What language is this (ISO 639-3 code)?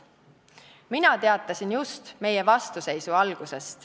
est